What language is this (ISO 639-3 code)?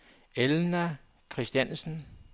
dan